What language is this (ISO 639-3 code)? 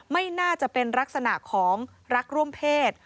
tha